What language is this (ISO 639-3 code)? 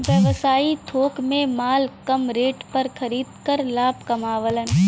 bho